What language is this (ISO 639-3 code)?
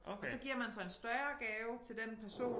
dan